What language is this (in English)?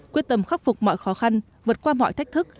Vietnamese